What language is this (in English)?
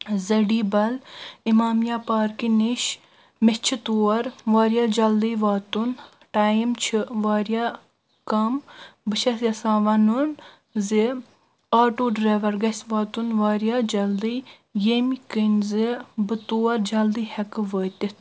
Kashmiri